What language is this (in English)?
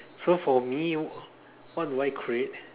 English